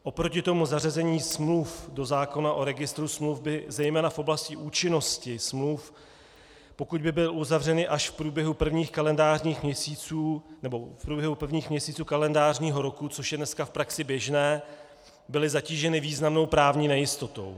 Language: Czech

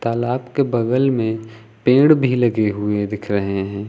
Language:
Hindi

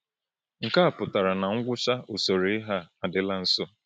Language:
Igbo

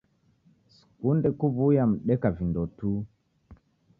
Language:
Taita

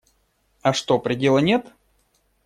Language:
Russian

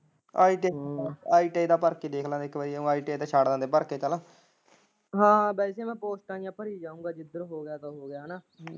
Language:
Punjabi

